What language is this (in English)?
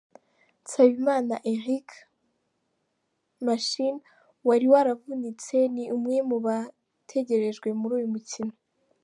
Kinyarwanda